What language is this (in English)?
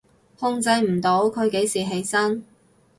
Cantonese